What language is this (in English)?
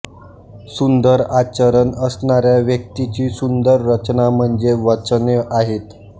Marathi